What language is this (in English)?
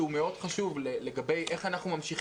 Hebrew